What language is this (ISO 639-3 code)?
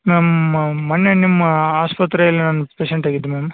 kan